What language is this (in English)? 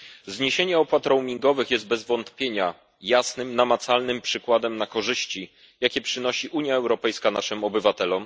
Polish